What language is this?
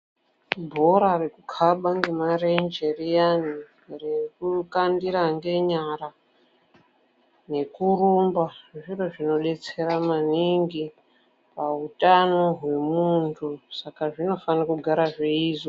Ndau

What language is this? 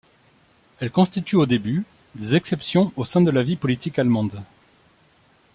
French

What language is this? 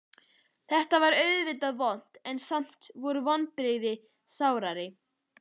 Icelandic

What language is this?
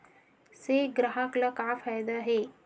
Chhattisgarhi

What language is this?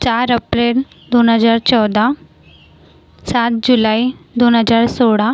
Marathi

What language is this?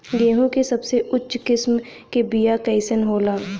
Bhojpuri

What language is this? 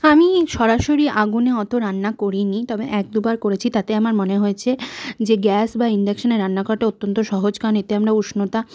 Bangla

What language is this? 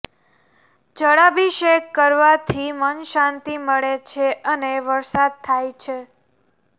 Gujarati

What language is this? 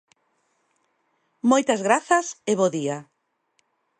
Galician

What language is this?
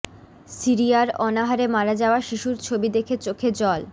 Bangla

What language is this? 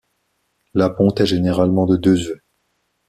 French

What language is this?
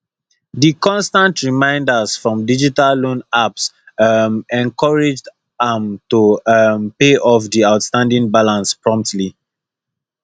Nigerian Pidgin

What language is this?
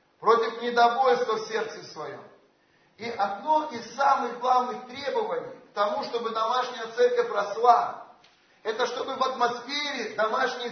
Russian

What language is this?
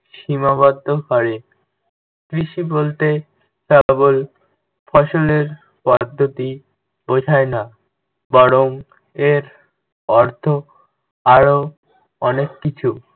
Bangla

